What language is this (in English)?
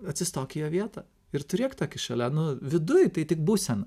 Lithuanian